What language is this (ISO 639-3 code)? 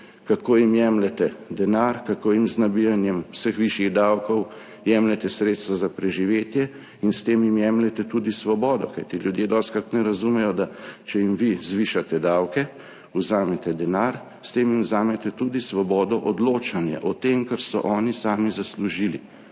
slv